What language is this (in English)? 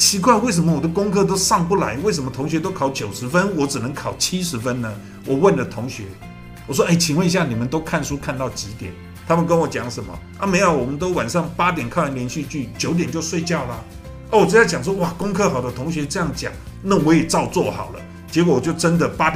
Chinese